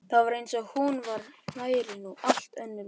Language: Icelandic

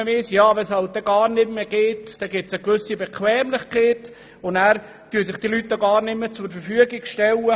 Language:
Swiss German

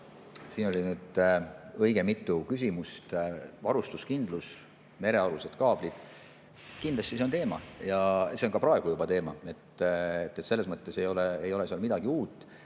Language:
Estonian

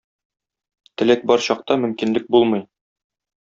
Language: Tatar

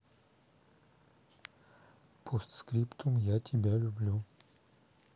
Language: Russian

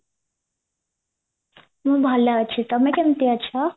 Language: Odia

